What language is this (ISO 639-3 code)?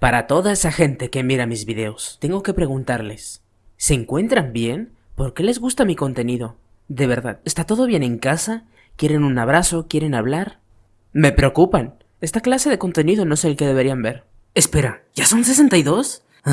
spa